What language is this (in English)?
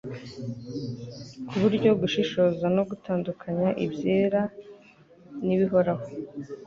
Kinyarwanda